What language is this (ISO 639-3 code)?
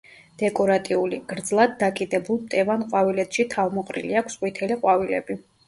kat